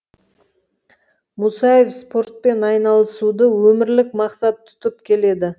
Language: Kazakh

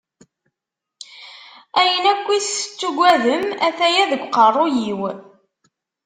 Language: Kabyle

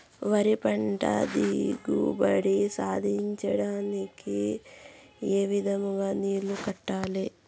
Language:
Telugu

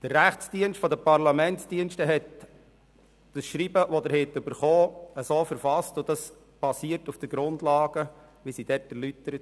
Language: Swiss German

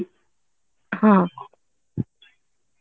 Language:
Odia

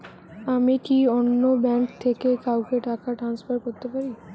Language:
Bangla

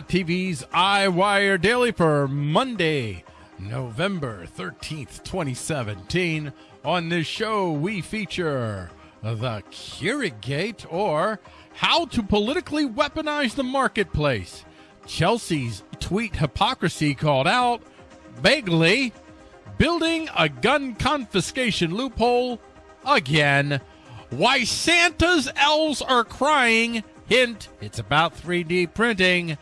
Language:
English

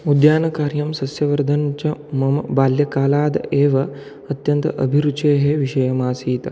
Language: Sanskrit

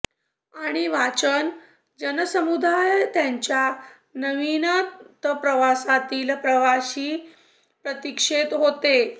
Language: Marathi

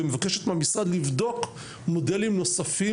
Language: Hebrew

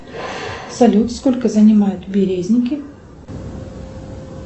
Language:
Russian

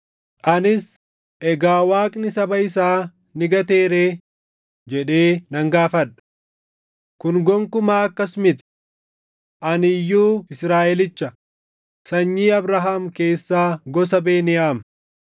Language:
Oromo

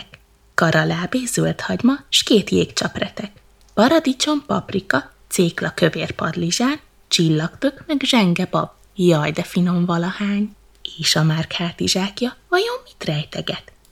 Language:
Hungarian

